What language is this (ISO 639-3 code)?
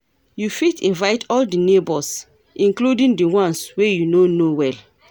pcm